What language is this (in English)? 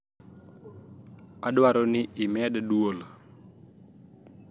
Luo (Kenya and Tanzania)